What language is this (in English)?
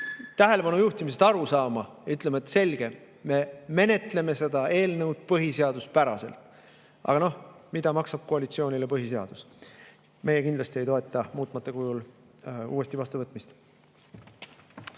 Estonian